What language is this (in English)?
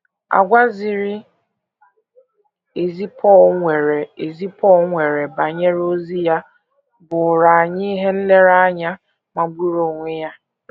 Igbo